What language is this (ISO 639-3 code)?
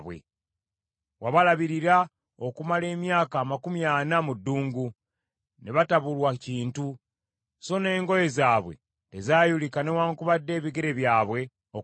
lug